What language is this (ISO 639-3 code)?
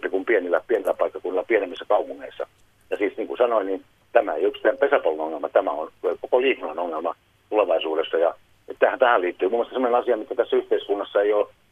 fin